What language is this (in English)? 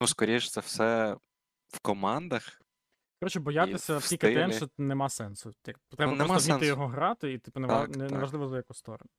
Ukrainian